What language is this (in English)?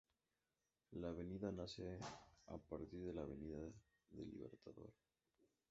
Spanish